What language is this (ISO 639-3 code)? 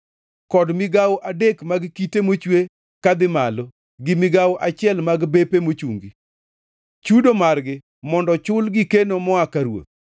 luo